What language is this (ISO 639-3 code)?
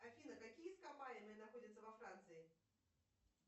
rus